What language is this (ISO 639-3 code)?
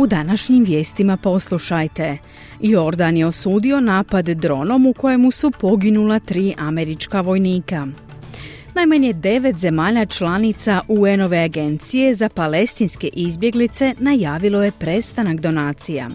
hrv